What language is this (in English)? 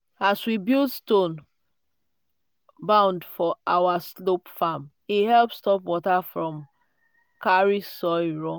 Nigerian Pidgin